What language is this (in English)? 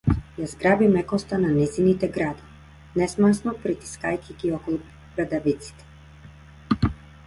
Macedonian